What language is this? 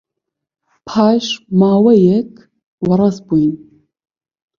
Central Kurdish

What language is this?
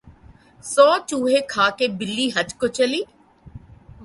Urdu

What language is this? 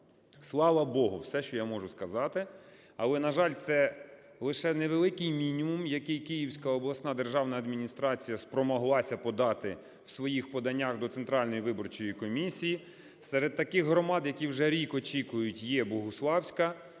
Ukrainian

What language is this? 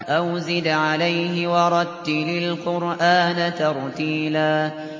Arabic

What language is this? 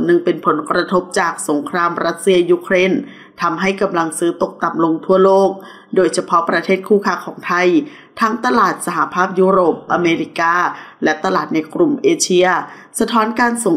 Thai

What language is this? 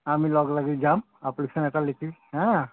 Assamese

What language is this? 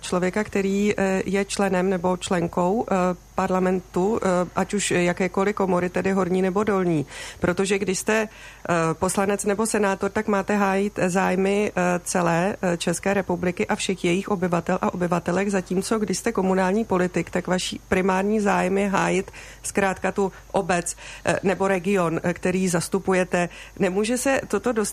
Czech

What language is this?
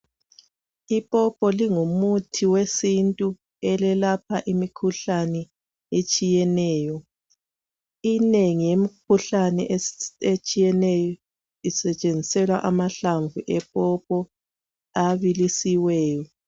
North Ndebele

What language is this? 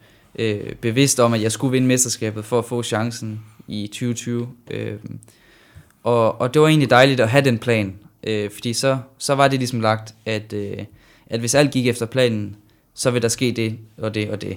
Danish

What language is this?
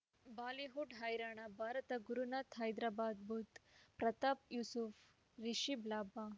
Kannada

